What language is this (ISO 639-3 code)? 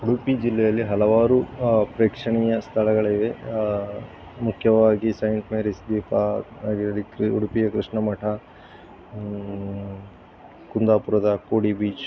kan